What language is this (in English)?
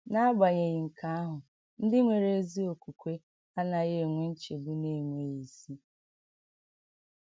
Igbo